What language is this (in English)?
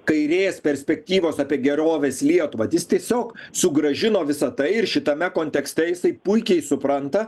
Lithuanian